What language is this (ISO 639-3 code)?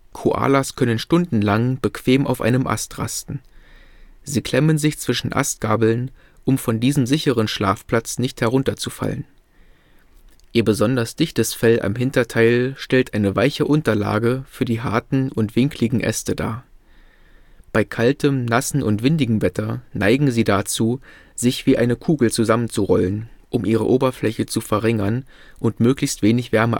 deu